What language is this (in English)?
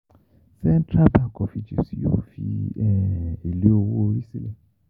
Yoruba